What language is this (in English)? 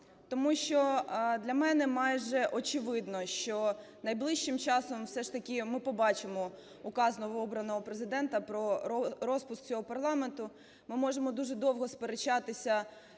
Ukrainian